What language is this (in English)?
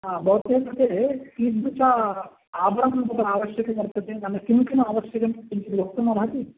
Sanskrit